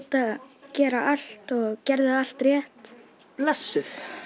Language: Icelandic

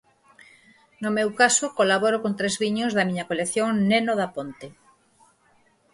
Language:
Galician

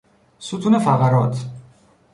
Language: Persian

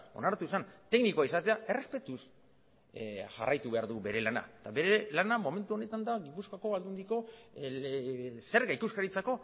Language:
Basque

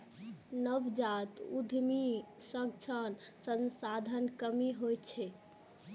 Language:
Maithili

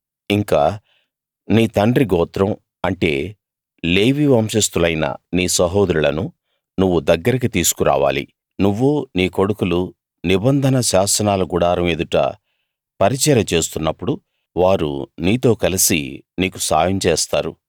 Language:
Telugu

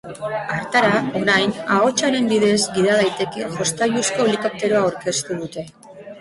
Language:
Basque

